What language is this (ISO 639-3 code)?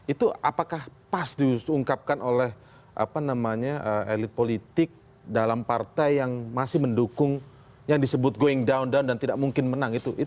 ind